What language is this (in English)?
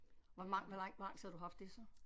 Danish